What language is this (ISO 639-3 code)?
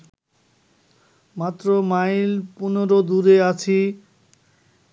ben